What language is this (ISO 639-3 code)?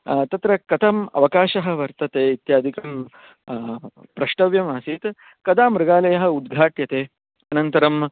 san